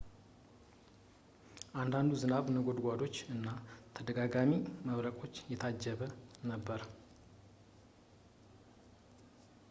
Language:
Amharic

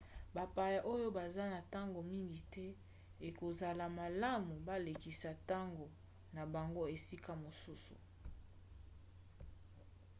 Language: Lingala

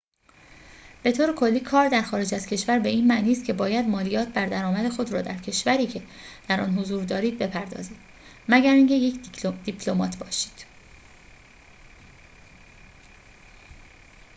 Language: Persian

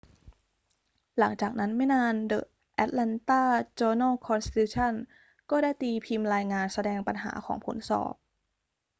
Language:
Thai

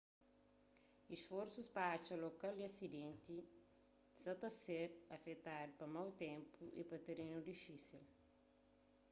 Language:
Kabuverdianu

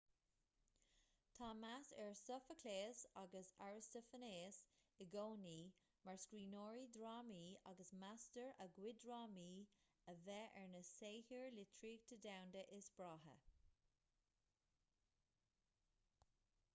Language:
Irish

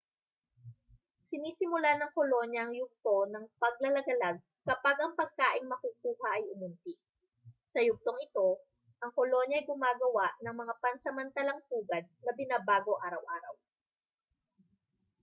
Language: Filipino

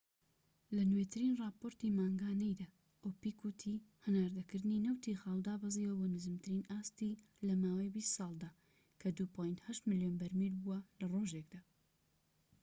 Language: Central Kurdish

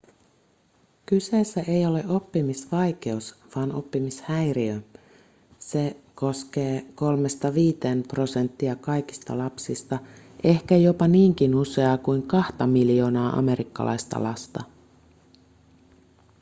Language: Finnish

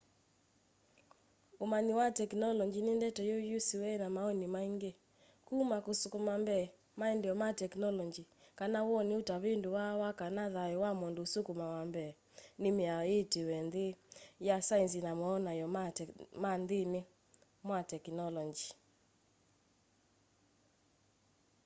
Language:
Kamba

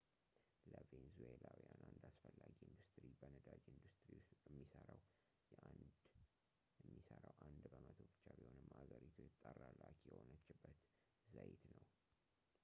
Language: Amharic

